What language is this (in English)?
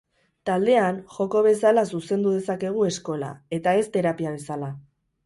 Basque